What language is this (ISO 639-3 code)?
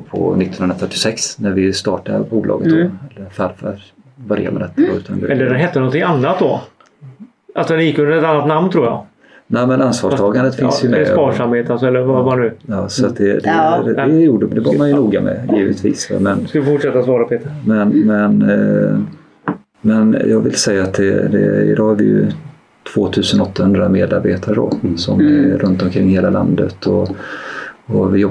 swe